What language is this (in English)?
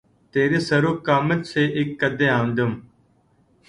Urdu